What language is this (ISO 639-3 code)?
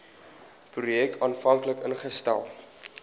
afr